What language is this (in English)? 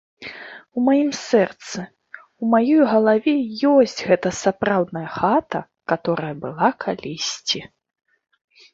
Belarusian